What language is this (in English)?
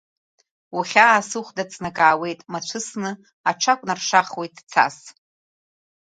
Abkhazian